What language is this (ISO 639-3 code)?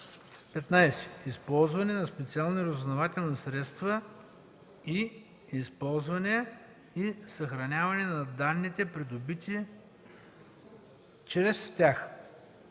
bul